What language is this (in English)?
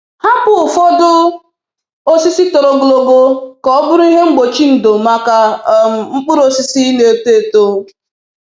Igbo